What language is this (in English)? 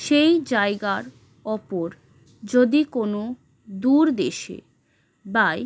Bangla